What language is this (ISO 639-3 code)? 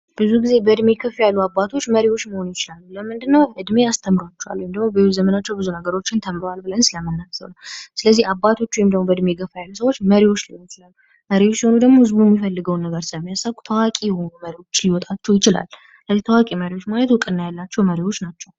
amh